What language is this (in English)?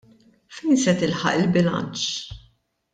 Maltese